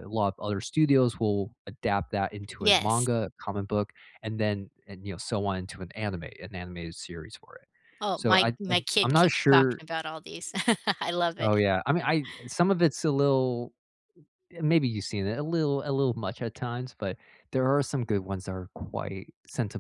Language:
English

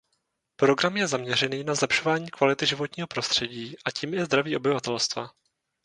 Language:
Czech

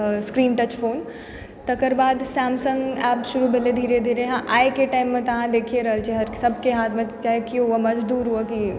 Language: Maithili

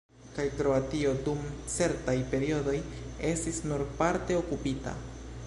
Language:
Esperanto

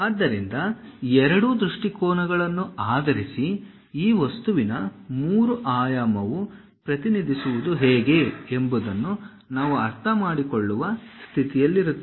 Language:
Kannada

